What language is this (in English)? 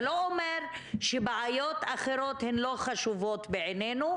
Hebrew